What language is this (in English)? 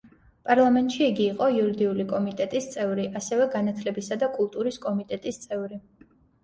Georgian